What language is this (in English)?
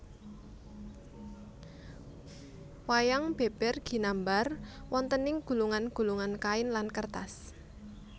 Javanese